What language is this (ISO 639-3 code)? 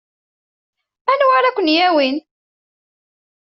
kab